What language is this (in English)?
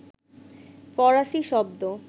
Bangla